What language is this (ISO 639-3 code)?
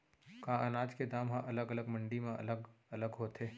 hne